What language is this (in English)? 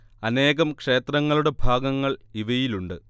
Malayalam